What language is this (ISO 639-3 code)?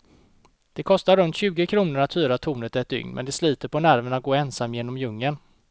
swe